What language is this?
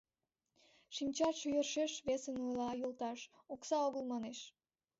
Mari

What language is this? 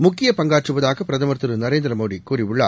Tamil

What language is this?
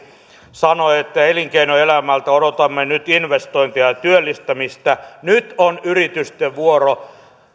Finnish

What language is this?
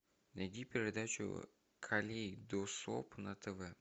Russian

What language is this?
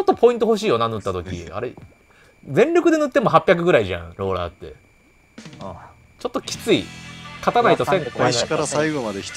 Japanese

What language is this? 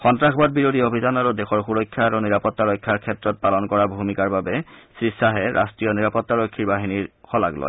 Assamese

